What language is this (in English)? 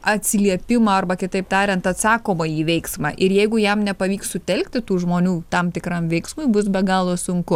Lithuanian